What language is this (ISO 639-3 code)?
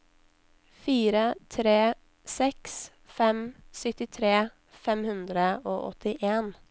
nor